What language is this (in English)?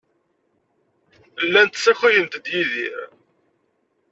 Kabyle